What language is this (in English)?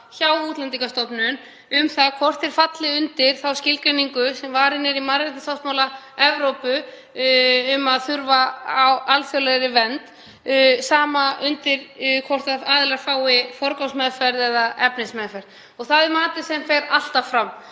Icelandic